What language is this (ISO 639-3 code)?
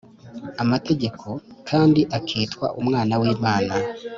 kin